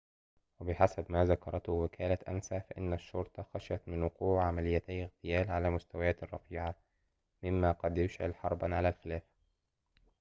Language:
Arabic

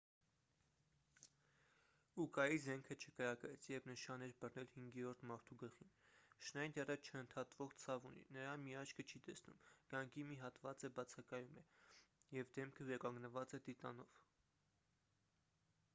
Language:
Armenian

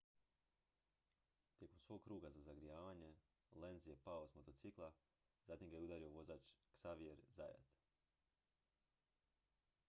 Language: Croatian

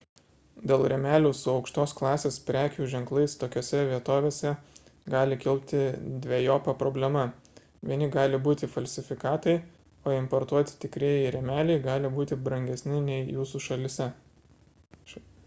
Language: Lithuanian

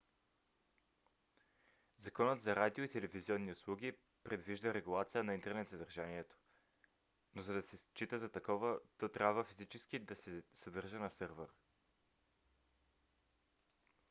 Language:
Bulgarian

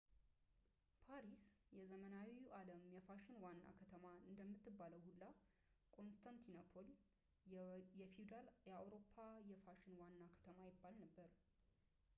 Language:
Amharic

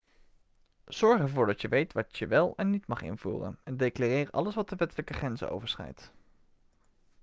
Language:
Dutch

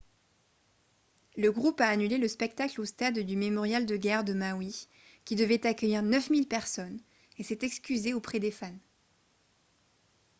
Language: French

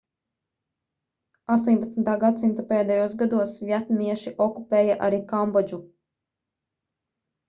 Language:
Latvian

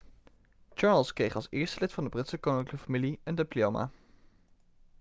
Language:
Dutch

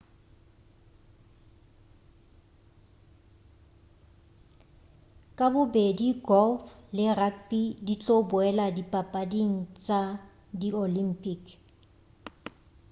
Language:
Northern Sotho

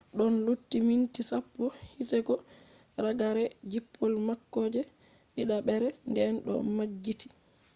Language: Fula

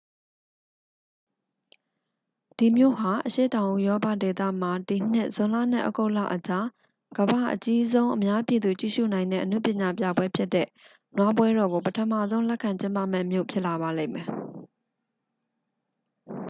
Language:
Burmese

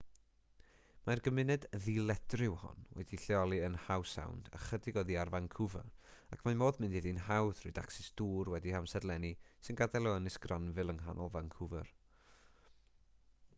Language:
Welsh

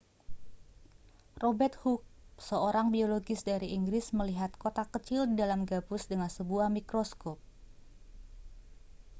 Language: Indonesian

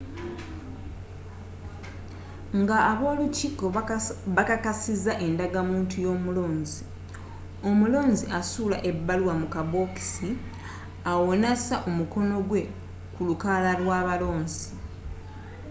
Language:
Ganda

